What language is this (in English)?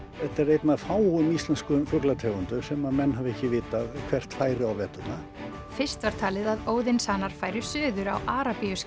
Icelandic